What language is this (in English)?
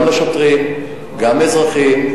Hebrew